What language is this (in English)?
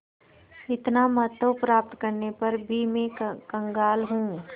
Hindi